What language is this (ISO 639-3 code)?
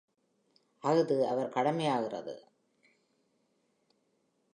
tam